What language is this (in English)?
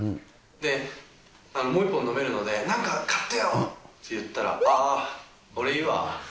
Japanese